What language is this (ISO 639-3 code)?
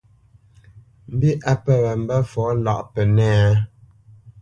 bce